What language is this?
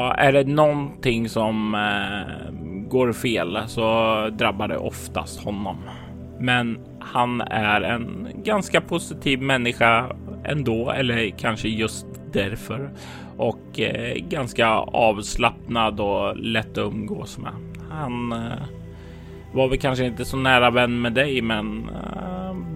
Swedish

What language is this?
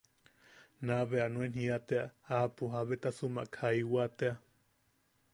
Yaqui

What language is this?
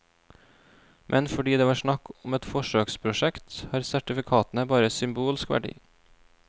Norwegian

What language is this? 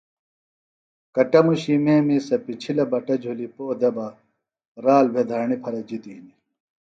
Phalura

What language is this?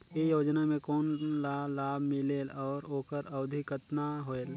Chhattisgarhi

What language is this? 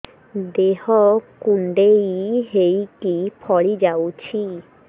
Odia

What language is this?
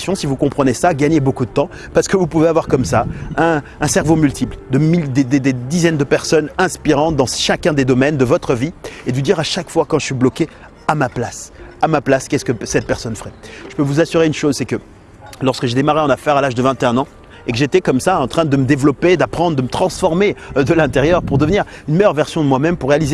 French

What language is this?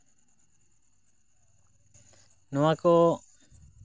Santali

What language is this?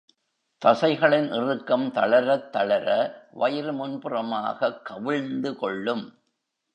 Tamil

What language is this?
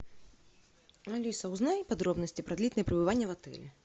Russian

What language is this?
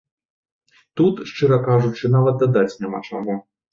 Belarusian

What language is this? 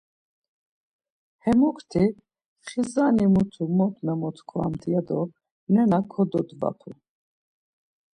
Laz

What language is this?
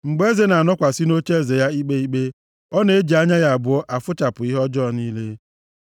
Igbo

